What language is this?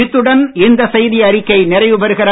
Tamil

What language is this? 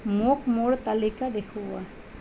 Assamese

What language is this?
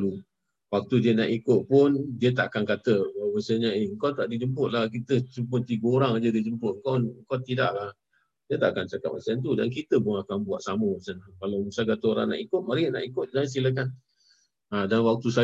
Malay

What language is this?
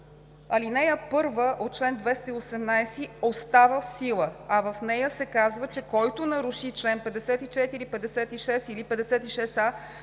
Bulgarian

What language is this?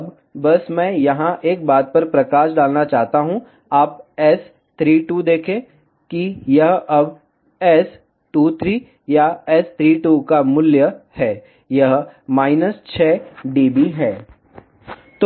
Hindi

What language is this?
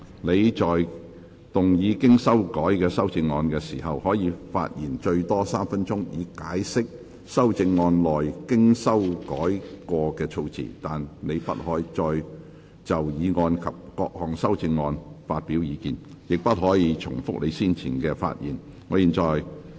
Cantonese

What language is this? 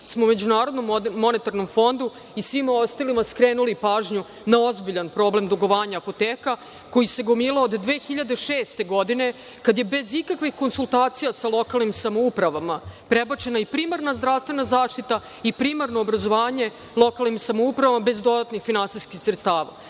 Serbian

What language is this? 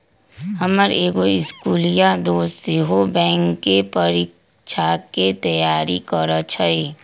Magahi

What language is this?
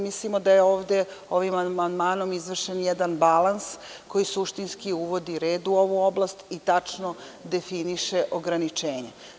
Serbian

